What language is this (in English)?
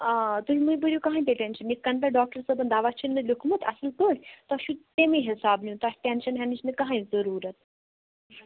Kashmiri